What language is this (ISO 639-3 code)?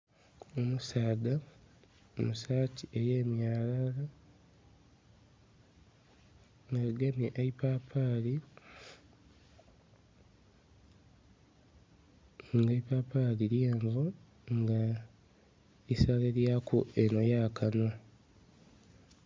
xog